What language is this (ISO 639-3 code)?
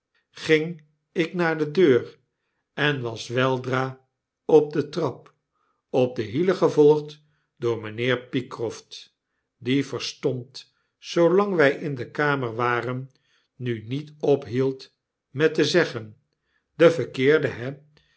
nld